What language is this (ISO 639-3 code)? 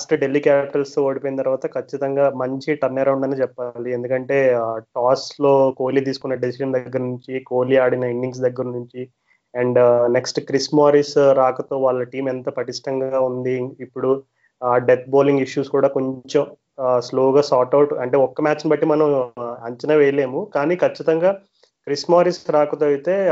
tel